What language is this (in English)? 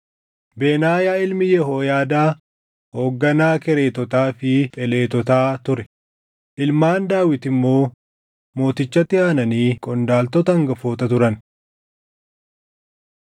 Oromo